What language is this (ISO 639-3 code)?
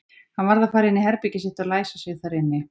isl